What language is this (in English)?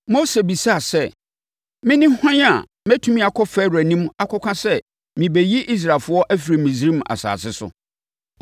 Akan